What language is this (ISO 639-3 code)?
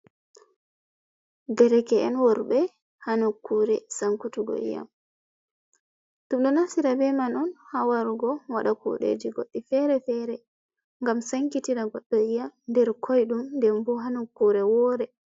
ful